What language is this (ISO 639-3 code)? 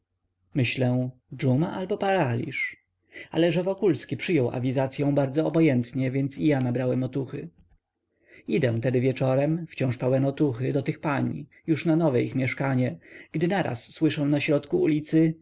pol